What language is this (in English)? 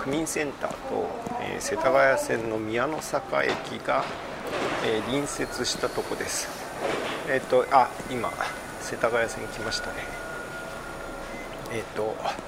Japanese